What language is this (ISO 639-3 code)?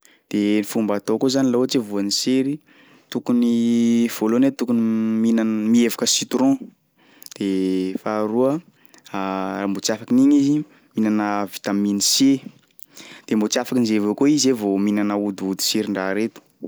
skg